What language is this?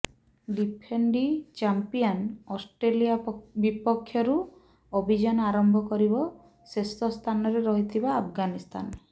Odia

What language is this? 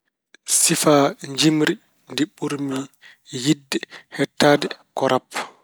Fula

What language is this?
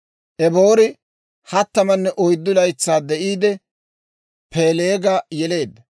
Dawro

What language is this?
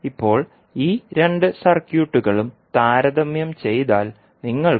Malayalam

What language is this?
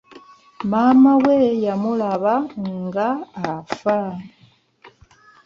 Ganda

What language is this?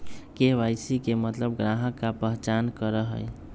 Magahi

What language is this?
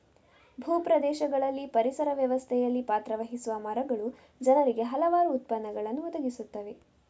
Kannada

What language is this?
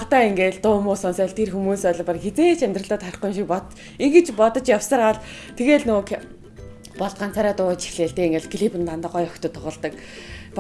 German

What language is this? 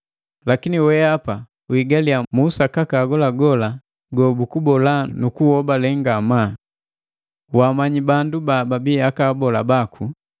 Matengo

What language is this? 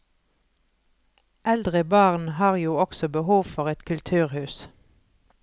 Norwegian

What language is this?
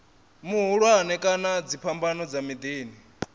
Venda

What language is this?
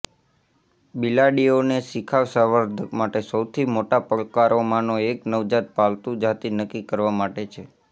Gujarati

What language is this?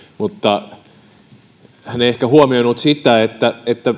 Finnish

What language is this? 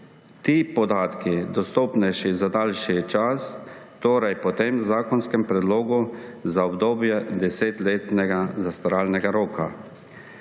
Slovenian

